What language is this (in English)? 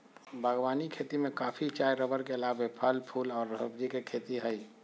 Magahi